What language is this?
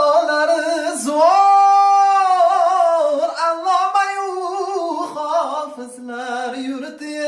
Uzbek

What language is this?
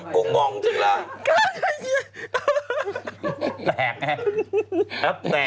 Thai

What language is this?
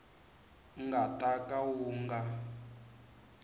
Tsonga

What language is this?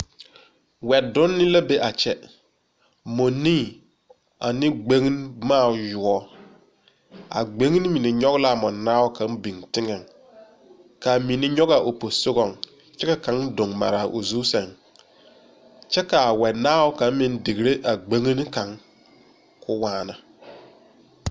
Southern Dagaare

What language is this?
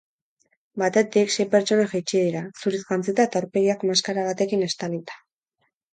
Basque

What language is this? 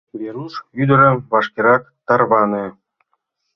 Mari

